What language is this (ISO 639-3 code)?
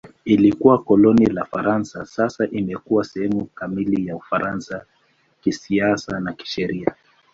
swa